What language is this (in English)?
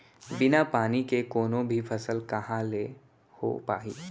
Chhattisgarhi